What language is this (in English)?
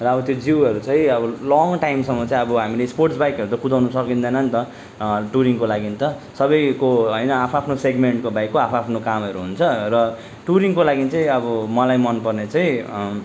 Nepali